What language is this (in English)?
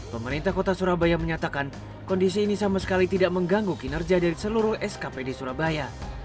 Indonesian